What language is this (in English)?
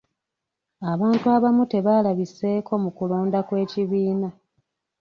Ganda